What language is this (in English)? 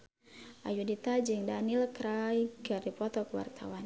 Sundanese